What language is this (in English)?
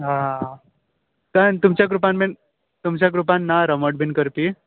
Konkani